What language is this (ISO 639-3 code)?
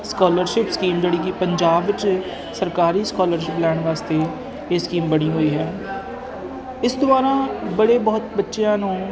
pan